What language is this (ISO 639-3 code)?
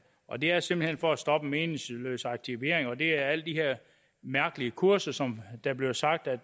dan